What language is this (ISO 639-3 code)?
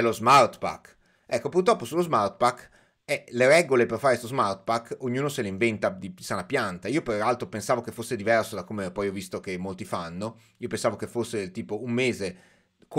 ita